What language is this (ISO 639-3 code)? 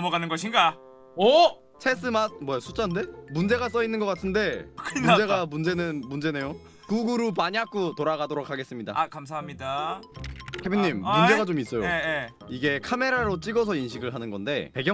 kor